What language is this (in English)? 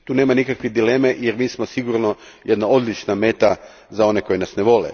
Croatian